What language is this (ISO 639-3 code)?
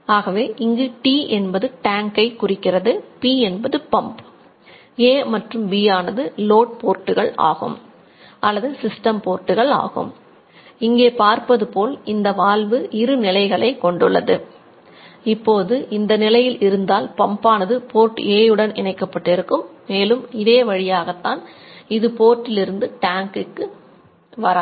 tam